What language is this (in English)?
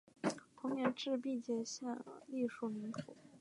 Chinese